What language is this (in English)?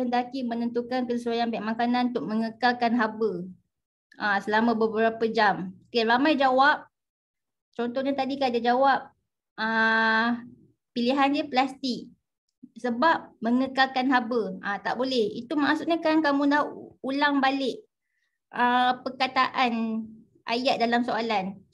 Malay